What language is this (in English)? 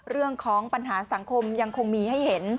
Thai